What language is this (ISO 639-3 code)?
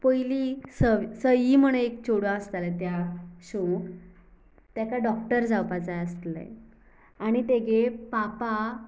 kok